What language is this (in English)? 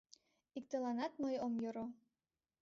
Mari